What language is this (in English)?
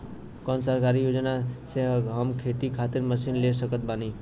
Bhojpuri